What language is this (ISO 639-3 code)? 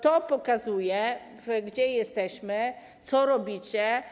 pol